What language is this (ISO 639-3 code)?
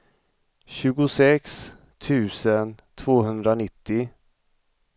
swe